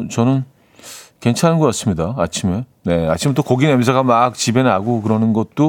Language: Korean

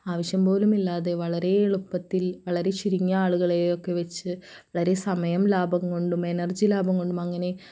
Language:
Malayalam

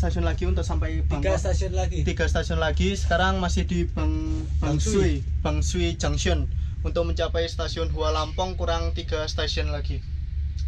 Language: Indonesian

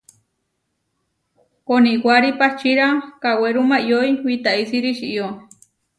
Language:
Huarijio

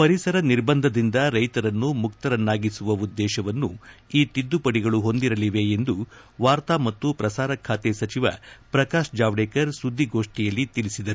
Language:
Kannada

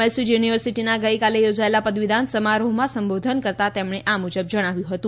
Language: Gujarati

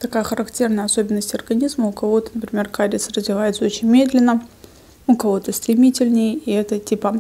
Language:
Russian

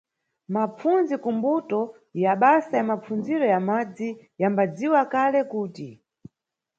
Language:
Nyungwe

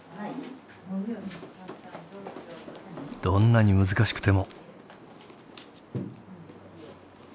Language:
Japanese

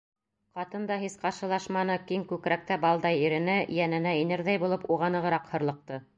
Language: Bashkir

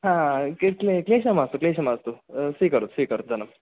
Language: Sanskrit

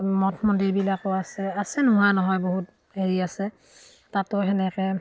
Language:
Assamese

